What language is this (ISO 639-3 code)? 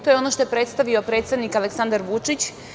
srp